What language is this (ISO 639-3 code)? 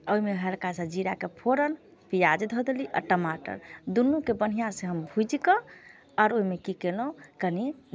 mai